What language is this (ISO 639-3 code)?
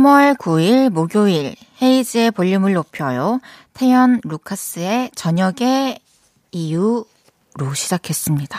kor